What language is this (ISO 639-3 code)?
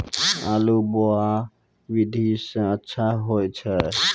mai